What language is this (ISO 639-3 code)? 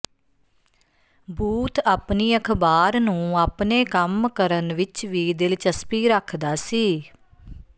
pan